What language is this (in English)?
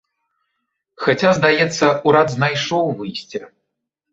Belarusian